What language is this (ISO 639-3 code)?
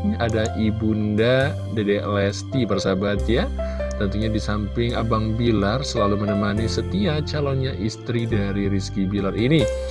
ind